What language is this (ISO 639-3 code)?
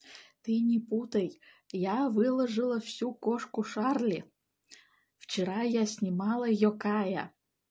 rus